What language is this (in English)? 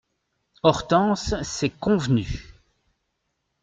French